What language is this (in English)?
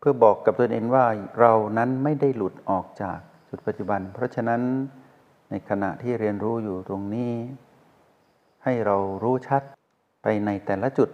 Thai